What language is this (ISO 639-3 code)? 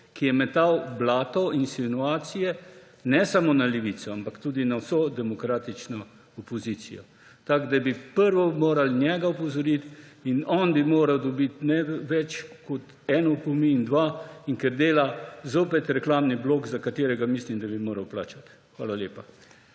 slv